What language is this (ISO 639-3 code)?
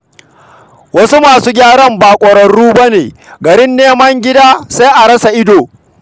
hau